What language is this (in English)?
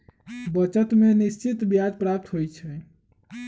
Magahi